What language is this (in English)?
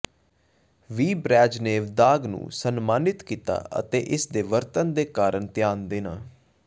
Punjabi